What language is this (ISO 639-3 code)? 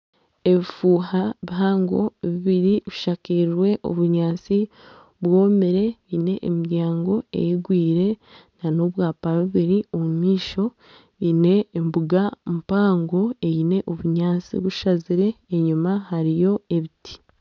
nyn